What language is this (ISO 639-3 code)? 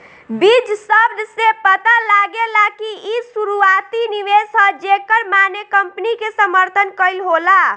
bho